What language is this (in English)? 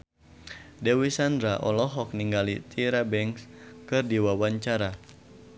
Sundanese